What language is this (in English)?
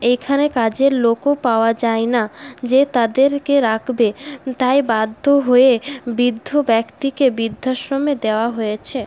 Bangla